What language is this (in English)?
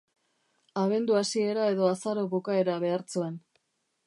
Basque